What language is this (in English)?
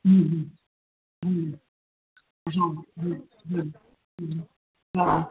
Sindhi